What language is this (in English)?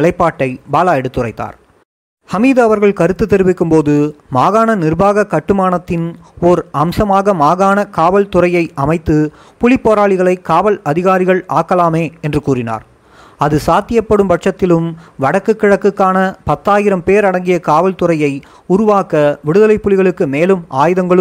Tamil